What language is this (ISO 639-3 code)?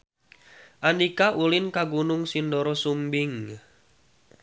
sun